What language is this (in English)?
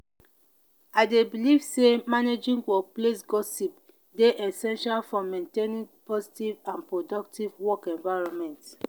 Nigerian Pidgin